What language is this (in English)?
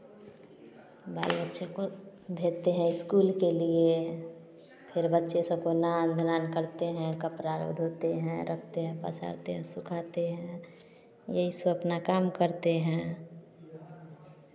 Hindi